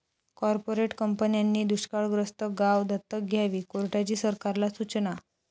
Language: Marathi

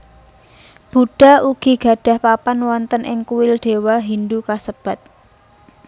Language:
Javanese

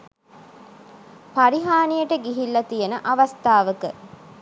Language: Sinhala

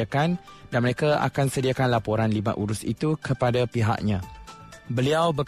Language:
Malay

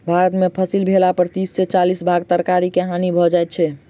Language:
Maithili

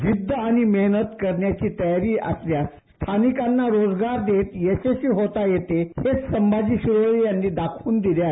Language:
Marathi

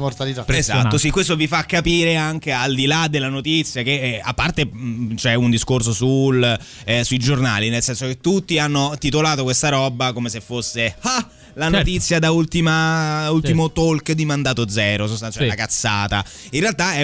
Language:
Italian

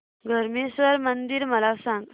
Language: Marathi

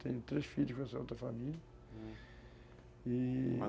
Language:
Portuguese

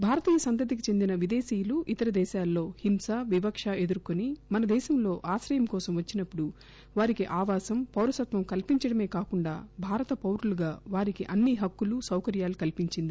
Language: Telugu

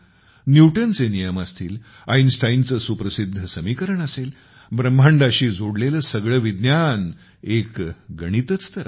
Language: Marathi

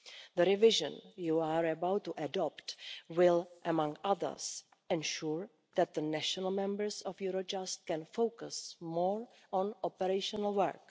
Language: English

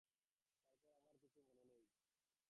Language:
Bangla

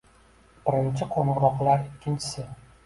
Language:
Uzbek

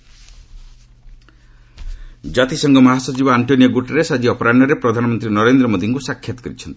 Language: Odia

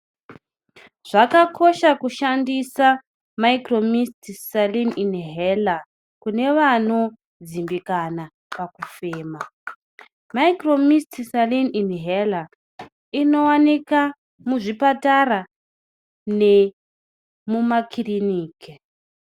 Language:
Ndau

